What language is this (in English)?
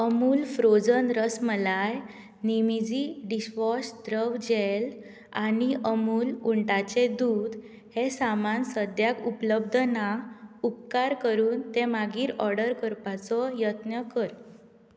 Konkani